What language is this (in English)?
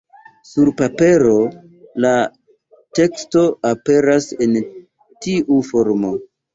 Esperanto